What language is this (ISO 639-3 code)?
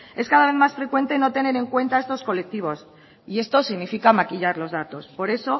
spa